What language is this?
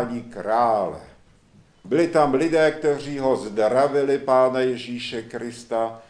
Czech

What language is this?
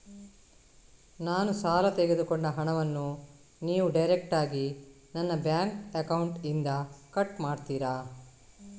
Kannada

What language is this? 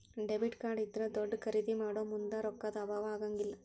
Kannada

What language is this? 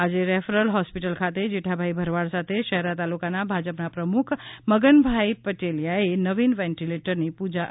Gujarati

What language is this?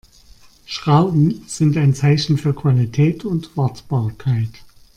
German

